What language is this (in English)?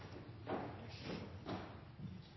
Norwegian Nynorsk